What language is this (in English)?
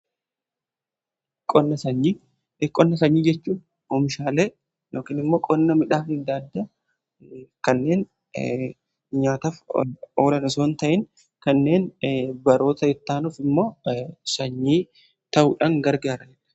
Oromo